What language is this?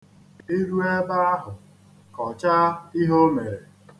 Igbo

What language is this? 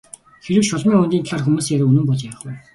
Mongolian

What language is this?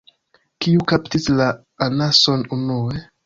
Esperanto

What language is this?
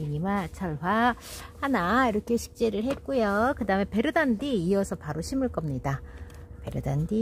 Korean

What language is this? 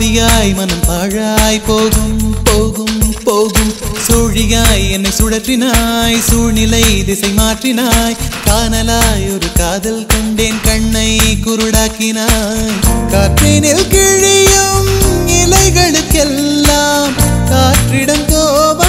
Arabic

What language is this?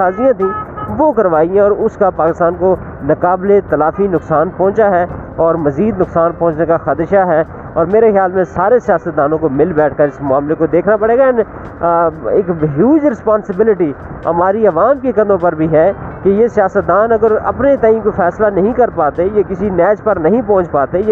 Urdu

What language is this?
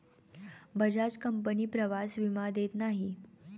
Marathi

